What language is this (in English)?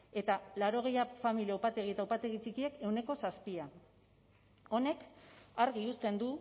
Basque